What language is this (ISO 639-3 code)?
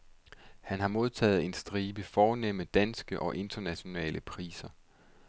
dan